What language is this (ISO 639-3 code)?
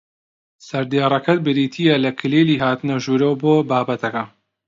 ckb